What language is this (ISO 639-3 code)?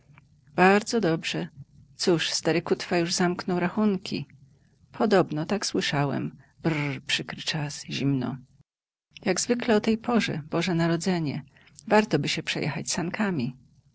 pol